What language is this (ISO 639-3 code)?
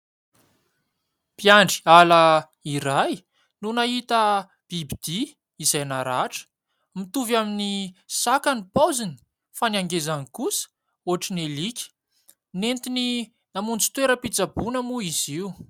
mlg